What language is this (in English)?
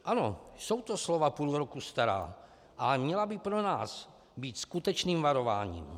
Czech